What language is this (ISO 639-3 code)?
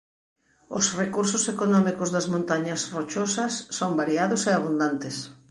glg